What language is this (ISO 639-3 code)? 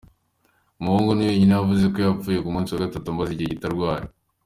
kin